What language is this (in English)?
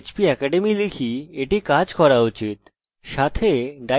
Bangla